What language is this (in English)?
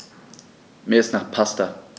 German